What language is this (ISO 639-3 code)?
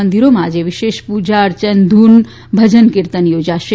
guj